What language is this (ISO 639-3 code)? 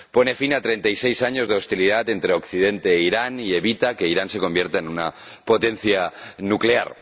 spa